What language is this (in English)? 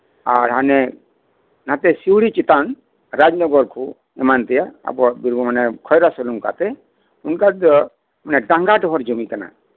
Santali